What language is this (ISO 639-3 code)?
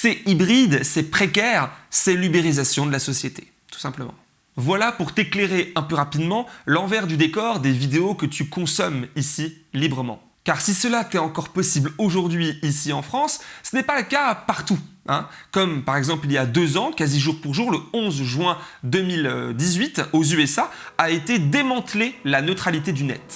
fra